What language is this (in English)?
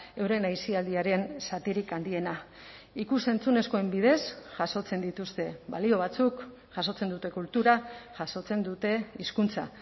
Basque